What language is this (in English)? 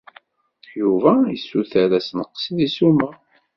Kabyle